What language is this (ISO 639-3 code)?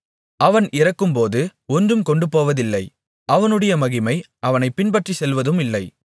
tam